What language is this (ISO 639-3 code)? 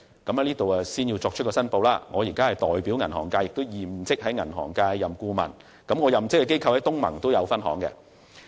yue